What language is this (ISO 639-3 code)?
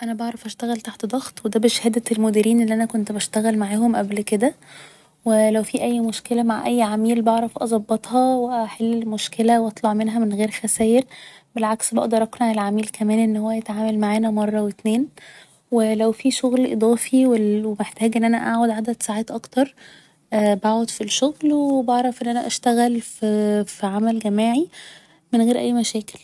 arz